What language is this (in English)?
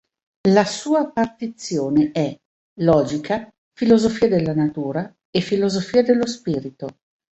Italian